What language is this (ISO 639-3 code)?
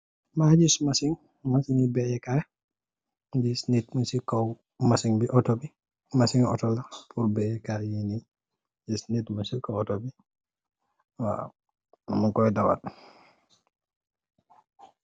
wol